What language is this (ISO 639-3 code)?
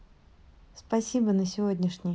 rus